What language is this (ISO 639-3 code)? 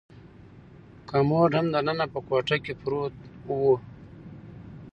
pus